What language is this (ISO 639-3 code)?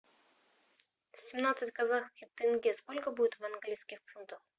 rus